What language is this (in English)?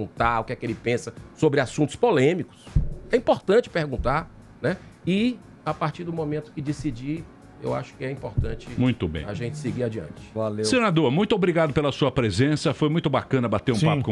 Portuguese